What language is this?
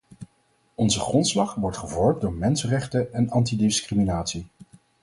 Dutch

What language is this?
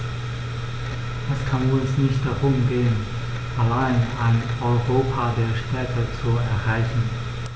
German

